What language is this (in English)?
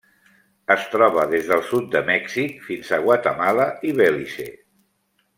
Catalan